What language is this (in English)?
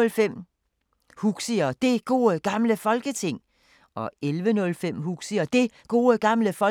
Danish